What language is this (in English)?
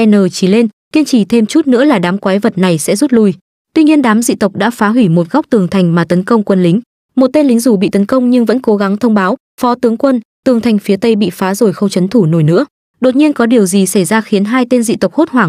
Vietnamese